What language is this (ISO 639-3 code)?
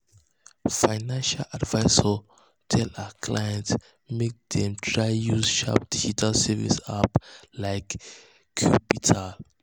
pcm